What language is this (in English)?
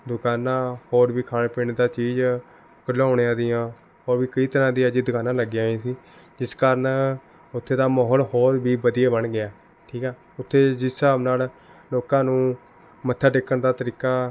Punjabi